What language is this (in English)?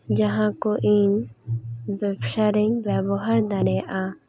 Santali